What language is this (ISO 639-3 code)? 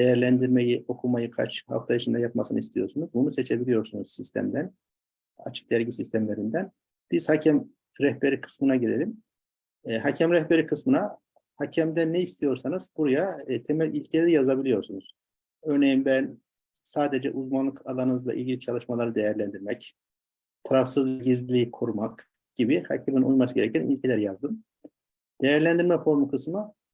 tur